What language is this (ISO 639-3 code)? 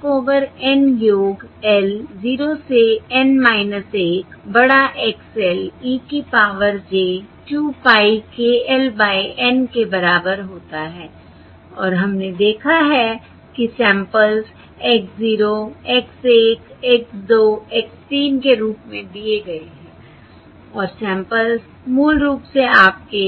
hin